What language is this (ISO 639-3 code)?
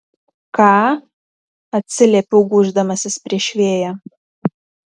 lit